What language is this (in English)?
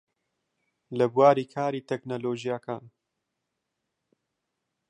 Central Kurdish